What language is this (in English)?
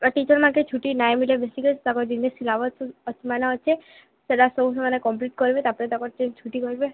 Odia